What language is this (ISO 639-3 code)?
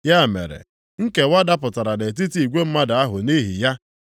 ibo